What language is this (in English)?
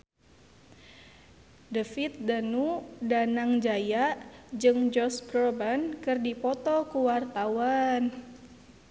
Sundanese